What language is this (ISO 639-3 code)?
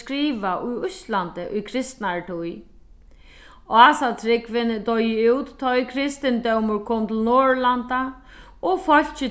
fao